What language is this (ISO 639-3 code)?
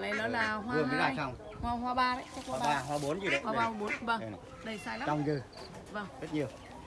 vie